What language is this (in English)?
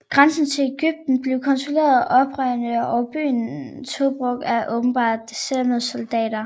Danish